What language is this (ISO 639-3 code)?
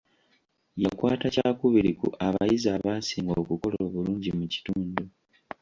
lug